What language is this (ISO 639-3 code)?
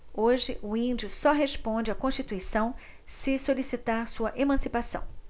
por